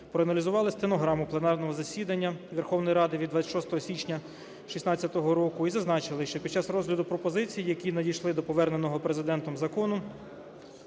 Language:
Ukrainian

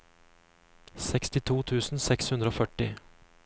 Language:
Norwegian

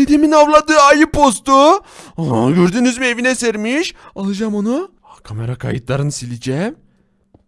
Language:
Turkish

